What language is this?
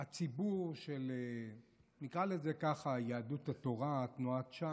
Hebrew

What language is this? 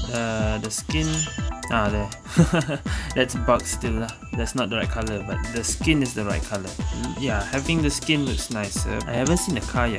English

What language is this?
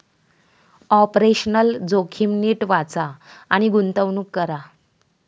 Marathi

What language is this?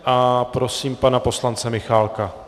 Czech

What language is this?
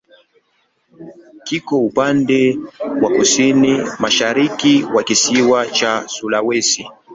Swahili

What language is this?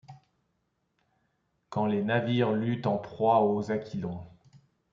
French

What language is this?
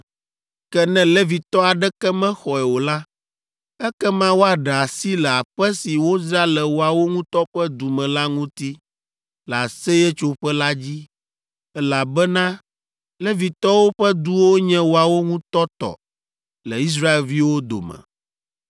Ewe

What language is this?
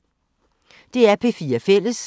Danish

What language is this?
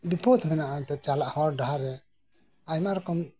Santali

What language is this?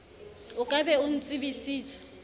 Southern Sotho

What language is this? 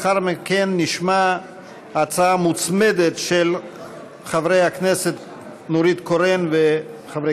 Hebrew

